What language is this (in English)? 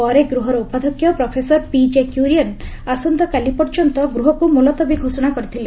Odia